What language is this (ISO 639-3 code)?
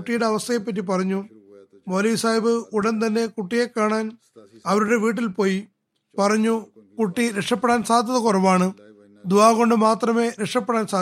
mal